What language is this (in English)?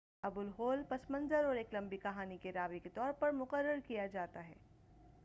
Urdu